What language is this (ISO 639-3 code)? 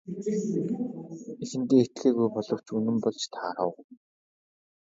mon